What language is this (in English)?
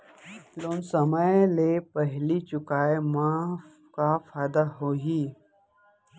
Chhattisgarhi